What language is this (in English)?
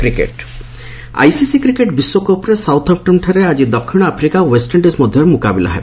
Odia